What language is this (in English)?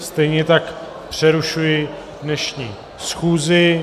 Czech